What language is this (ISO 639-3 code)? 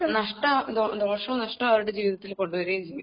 mal